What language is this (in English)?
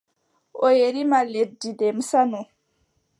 Adamawa Fulfulde